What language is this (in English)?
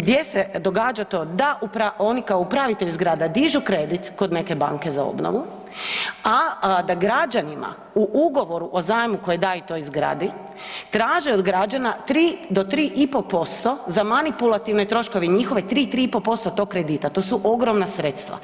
Croatian